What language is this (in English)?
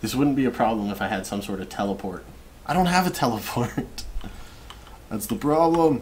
English